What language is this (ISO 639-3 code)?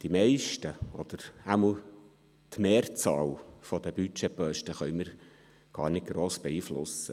gsw